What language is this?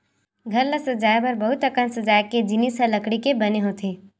Chhattisgarhi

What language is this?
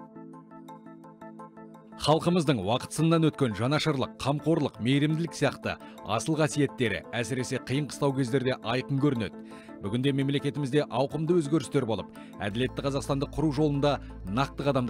Turkish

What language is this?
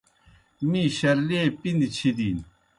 Kohistani Shina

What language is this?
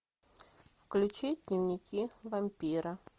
Russian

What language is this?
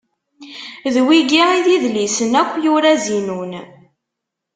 Kabyle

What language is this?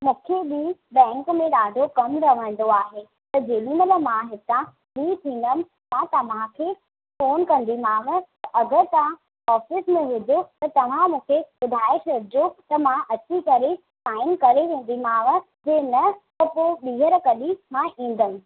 Sindhi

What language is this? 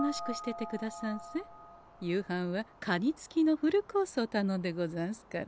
Japanese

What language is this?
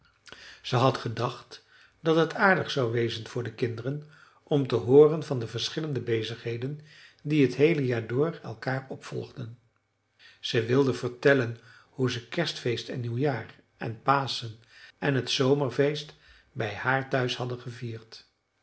Dutch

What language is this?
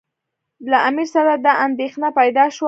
Pashto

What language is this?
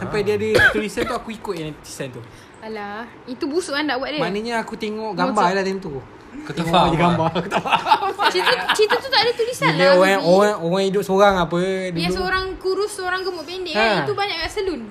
Malay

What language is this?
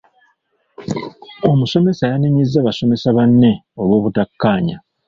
Ganda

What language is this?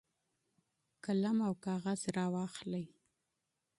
Pashto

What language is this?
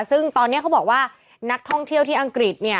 Thai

